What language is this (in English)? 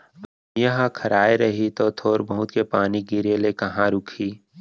Chhattisgarhi